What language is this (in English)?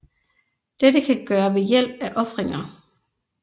Danish